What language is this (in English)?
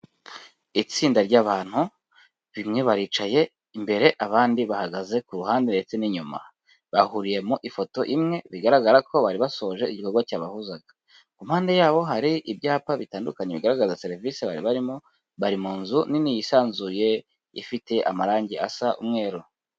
Kinyarwanda